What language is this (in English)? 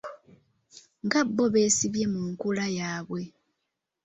Ganda